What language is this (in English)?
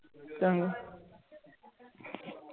Punjabi